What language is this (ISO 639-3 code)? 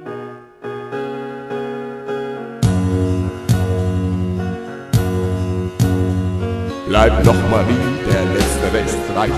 deu